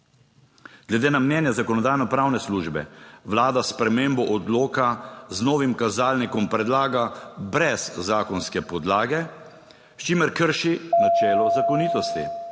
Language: Slovenian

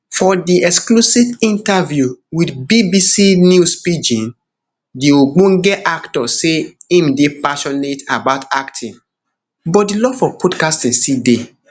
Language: Nigerian Pidgin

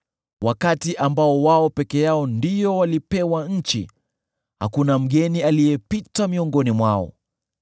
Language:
Swahili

